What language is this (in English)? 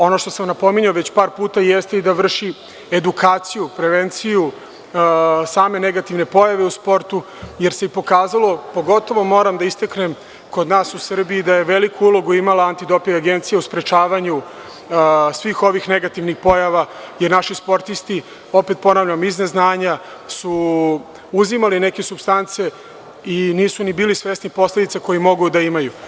Serbian